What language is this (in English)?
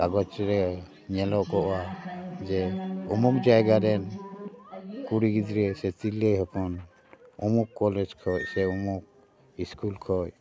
Santali